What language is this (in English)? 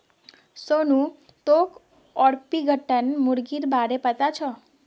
Magahi